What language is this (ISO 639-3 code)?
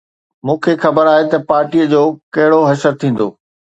snd